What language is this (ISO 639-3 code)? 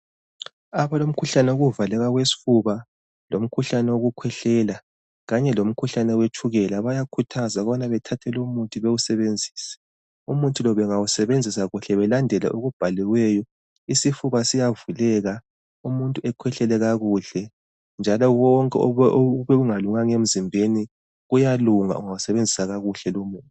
nde